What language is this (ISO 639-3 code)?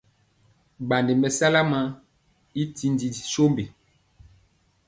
mcx